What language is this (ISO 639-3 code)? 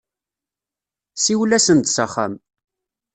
kab